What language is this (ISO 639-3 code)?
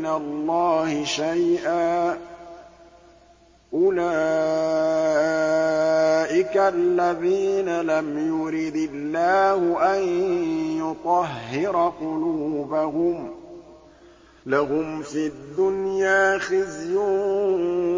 ara